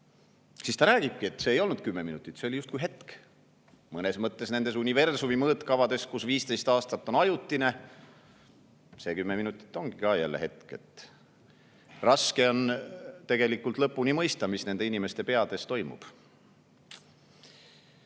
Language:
Estonian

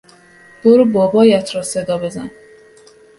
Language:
Persian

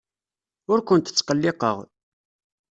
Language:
Kabyle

